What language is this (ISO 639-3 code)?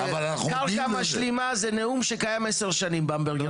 heb